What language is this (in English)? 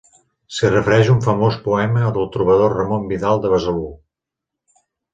Catalan